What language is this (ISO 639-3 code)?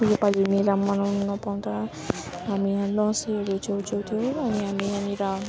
nep